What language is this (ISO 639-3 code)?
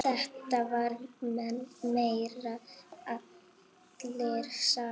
isl